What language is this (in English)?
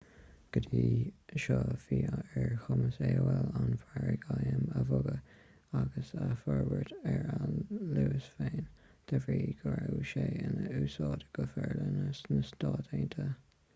Irish